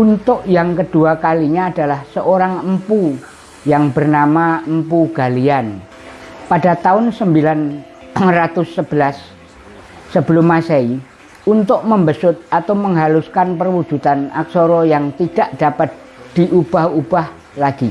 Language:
Indonesian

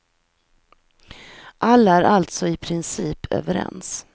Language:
Swedish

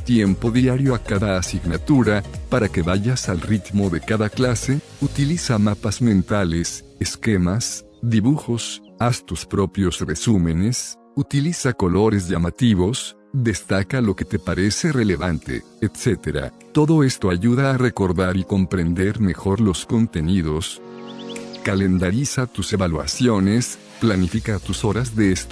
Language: Spanish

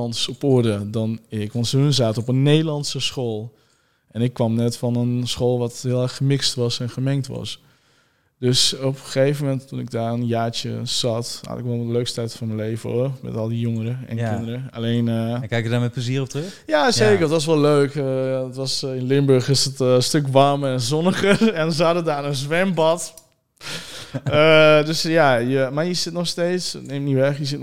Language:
Dutch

